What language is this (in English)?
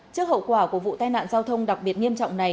Vietnamese